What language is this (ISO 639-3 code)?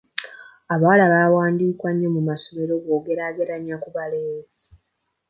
lug